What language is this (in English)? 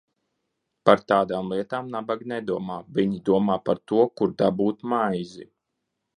Latvian